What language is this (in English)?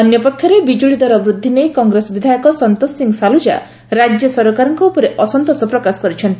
Odia